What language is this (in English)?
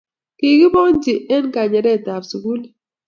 Kalenjin